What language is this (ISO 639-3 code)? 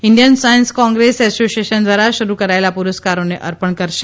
guj